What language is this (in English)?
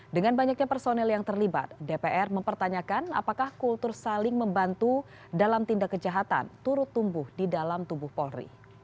Indonesian